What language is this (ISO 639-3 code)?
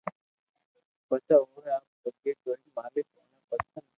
lrk